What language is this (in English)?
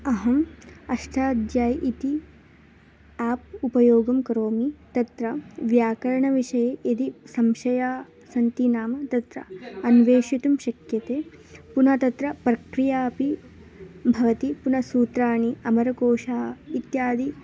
Sanskrit